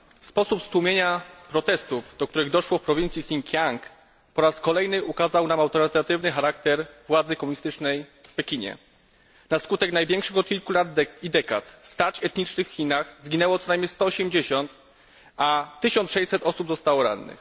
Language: Polish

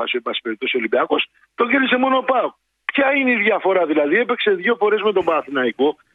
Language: Greek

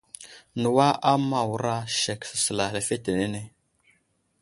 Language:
Wuzlam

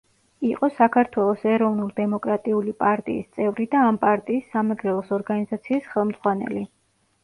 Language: Georgian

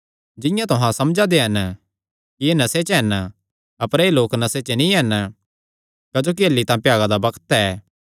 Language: Kangri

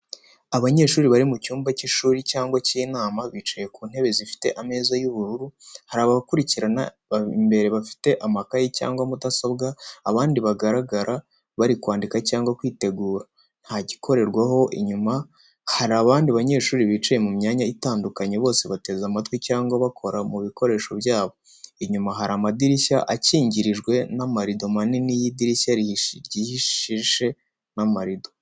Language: Kinyarwanda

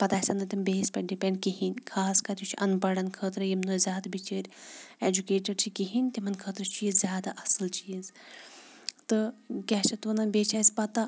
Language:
Kashmiri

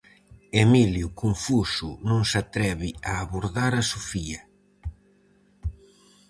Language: Galician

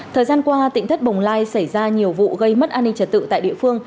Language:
Vietnamese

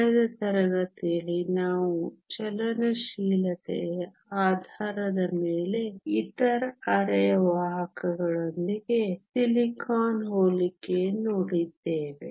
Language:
Kannada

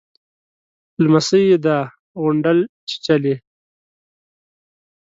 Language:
Pashto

